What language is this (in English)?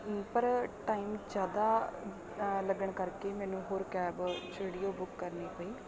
Punjabi